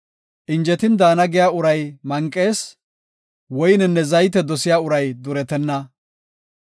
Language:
Gofa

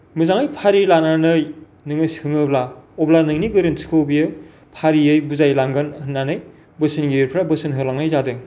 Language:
Bodo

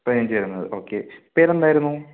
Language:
Malayalam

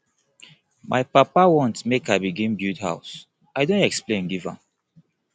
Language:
Nigerian Pidgin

